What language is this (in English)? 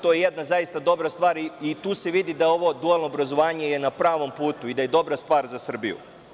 Serbian